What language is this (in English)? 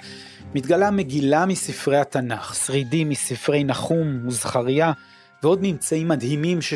Hebrew